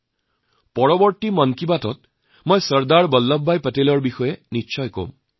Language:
Assamese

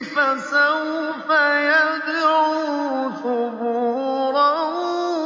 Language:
Arabic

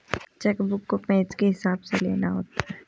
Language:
Hindi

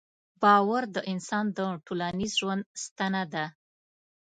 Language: Pashto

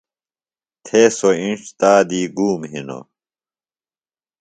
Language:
Phalura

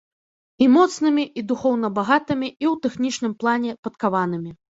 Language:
Belarusian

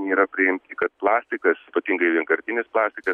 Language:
Lithuanian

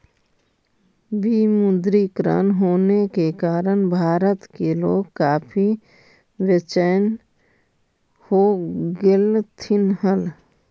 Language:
Magahi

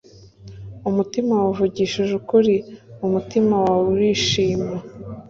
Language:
Kinyarwanda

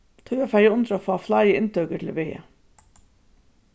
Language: Faroese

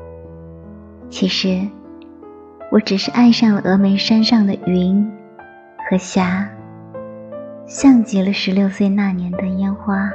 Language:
Chinese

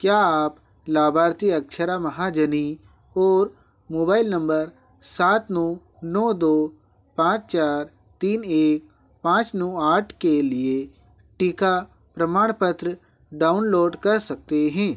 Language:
Hindi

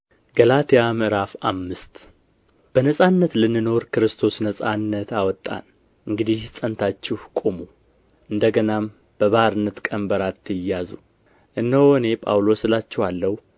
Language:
Amharic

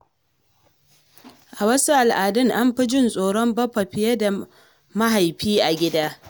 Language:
Hausa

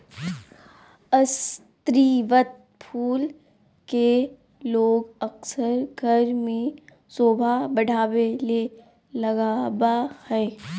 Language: Magahi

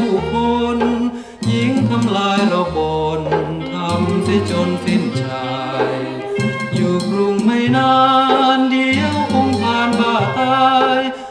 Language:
Thai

